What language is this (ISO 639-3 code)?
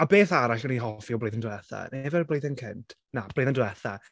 cym